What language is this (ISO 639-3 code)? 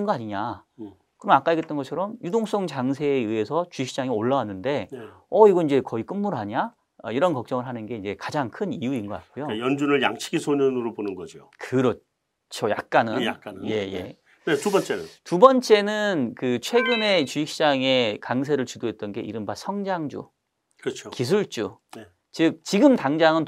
kor